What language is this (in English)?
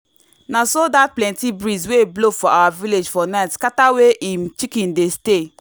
Nigerian Pidgin